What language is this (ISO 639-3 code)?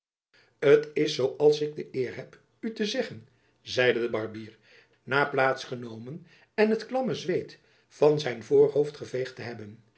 nld